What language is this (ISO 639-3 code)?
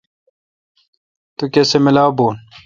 xka